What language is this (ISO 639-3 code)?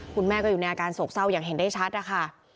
tha